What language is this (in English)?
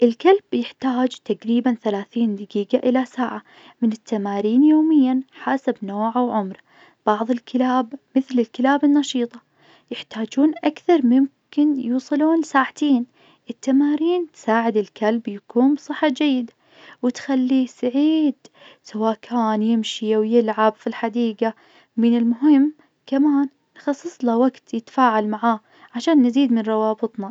Najdi Arabic